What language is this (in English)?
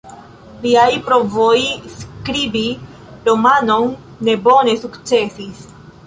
Esperanto